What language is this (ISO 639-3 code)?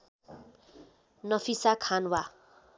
nep